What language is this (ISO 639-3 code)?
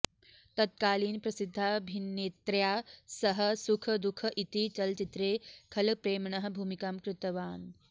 san